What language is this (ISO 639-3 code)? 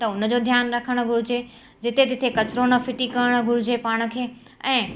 snd